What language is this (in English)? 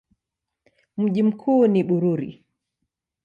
Swahili